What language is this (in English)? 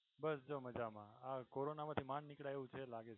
Gujarati